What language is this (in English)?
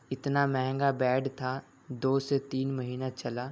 Urdu